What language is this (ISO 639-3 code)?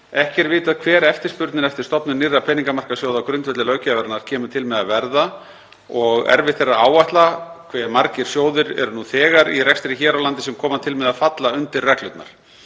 isl